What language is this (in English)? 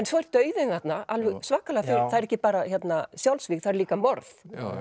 Icelandic